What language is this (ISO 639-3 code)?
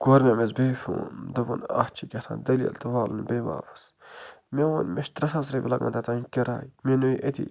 kas